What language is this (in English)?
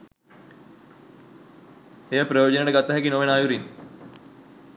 Sinhala